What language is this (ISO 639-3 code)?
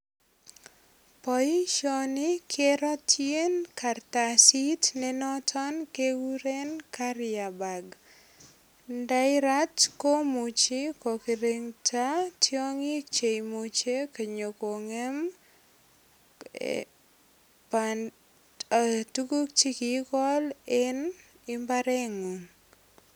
kln